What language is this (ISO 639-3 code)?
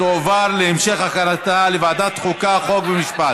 heb